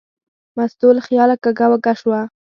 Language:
Pashto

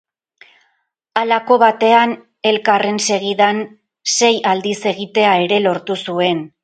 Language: Basque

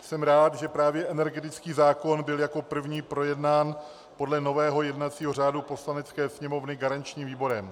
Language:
Czech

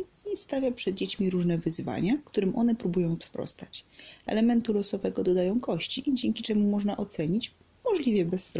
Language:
Polish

